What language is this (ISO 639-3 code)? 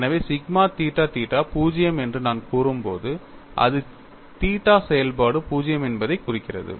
tam